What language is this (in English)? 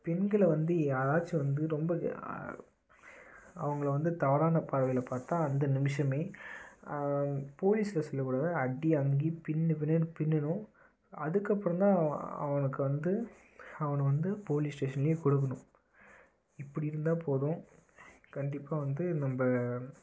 Tamil